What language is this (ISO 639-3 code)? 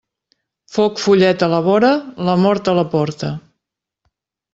cat